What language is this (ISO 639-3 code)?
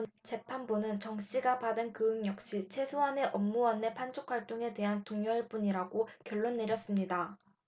kor